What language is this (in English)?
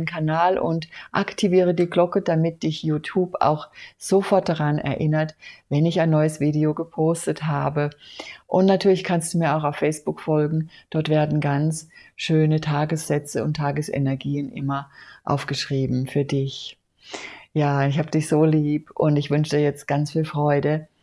German